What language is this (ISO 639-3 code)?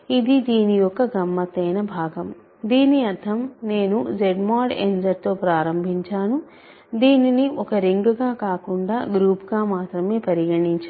tel